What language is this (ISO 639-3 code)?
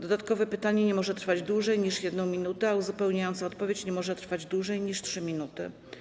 pol